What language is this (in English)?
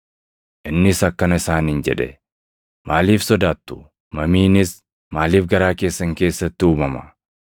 Oromo